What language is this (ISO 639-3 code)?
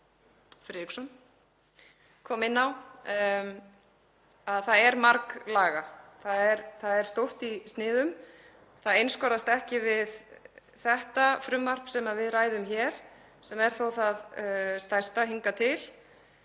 isl